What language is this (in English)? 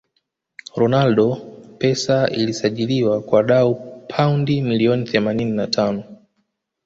Swahili